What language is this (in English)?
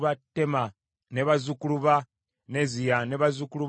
Ganda